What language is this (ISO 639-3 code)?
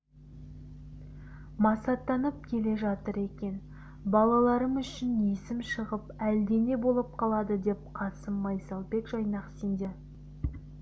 kaz